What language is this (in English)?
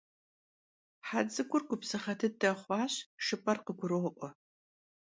Kabardian